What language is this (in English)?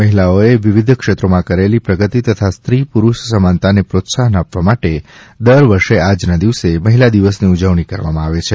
Gujarati